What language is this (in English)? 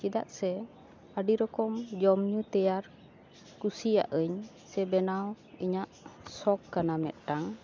Santali